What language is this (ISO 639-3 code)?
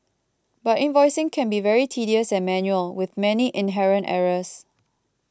eng